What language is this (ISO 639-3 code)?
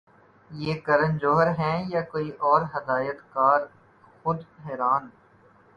urd